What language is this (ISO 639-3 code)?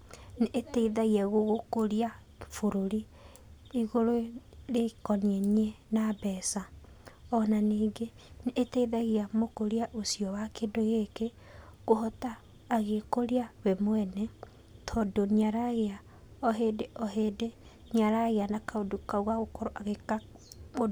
kik